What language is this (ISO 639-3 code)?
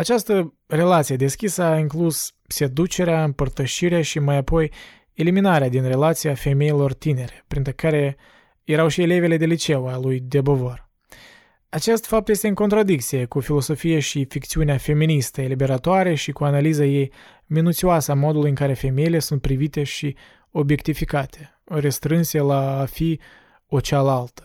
ron